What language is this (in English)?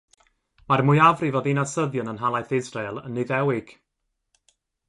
Welsh